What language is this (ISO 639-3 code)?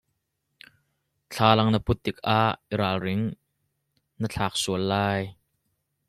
cnh